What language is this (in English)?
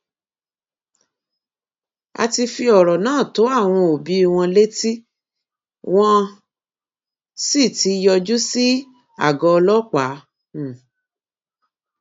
Yoruba